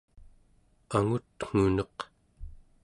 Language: Central Yupik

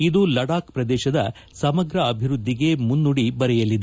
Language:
Kannada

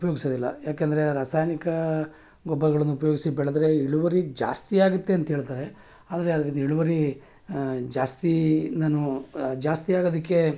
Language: Kannada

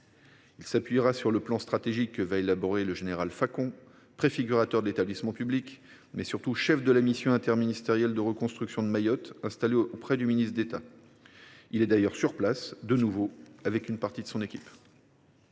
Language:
French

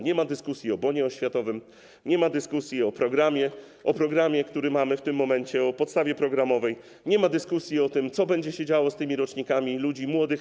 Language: Polish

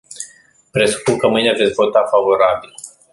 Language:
Romanian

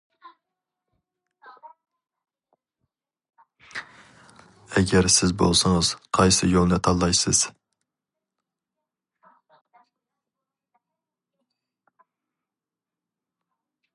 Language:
Uyghur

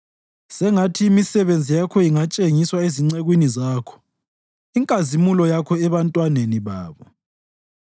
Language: North Ndebele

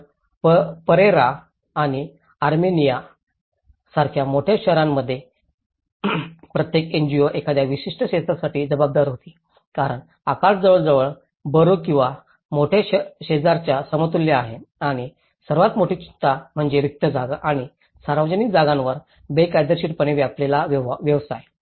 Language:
Marathi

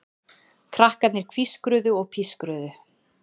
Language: Icelandic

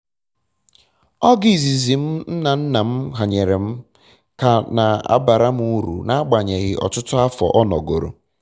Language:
Igbo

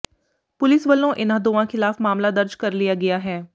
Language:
Punjabi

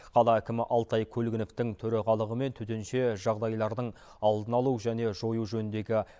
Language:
Kazakh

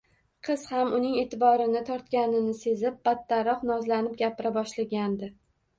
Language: Uzbek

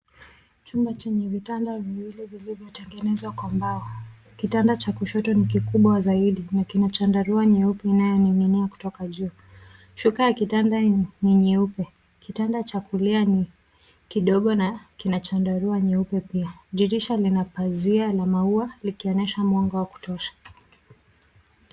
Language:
Swahili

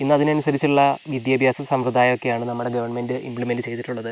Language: Malayalam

